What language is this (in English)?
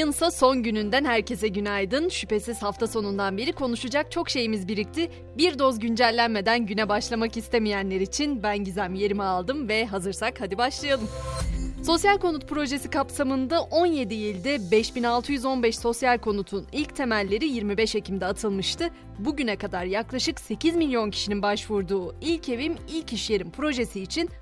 Turkish